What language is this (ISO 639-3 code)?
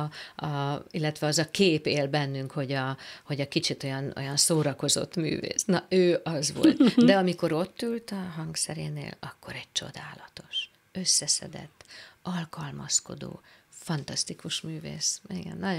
hun